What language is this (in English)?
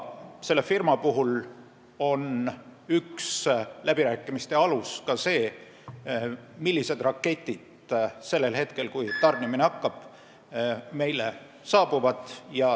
Estonian